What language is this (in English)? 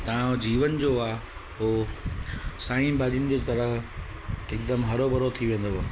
Sindhi